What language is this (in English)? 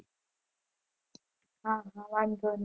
Gujarati